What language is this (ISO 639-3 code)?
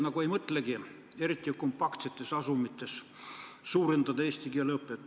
est